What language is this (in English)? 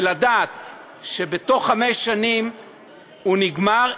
Hebrew